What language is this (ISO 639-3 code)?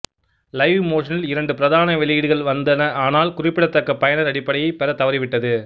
tam